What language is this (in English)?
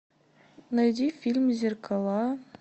Russian